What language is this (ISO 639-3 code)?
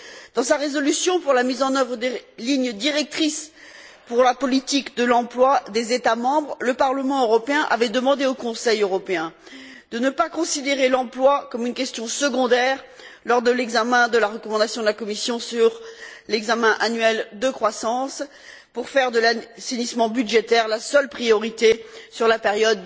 fra